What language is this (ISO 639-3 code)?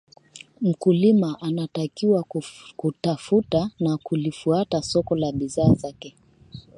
swa